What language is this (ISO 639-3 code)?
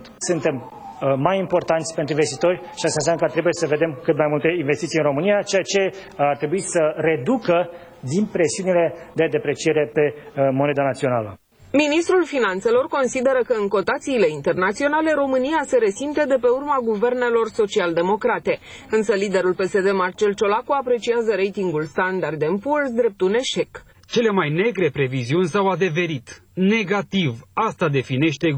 ron